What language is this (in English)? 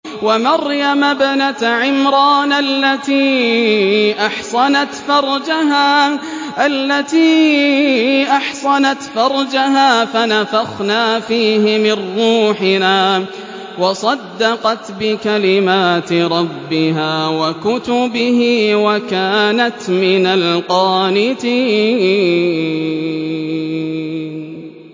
Arabic